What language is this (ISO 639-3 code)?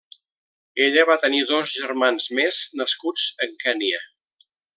cat